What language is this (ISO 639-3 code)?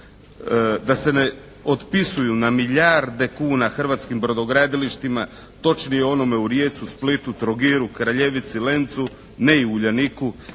hrv